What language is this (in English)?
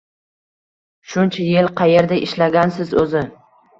Uzbek